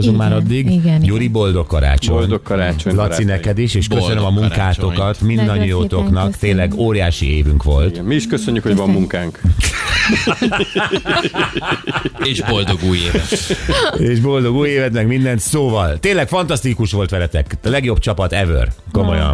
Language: Hungarian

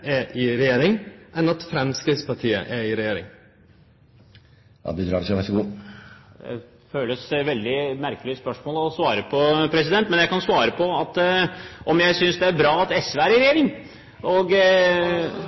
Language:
Norwegian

